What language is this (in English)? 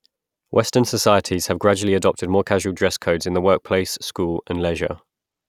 English